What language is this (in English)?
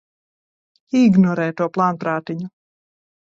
Latvian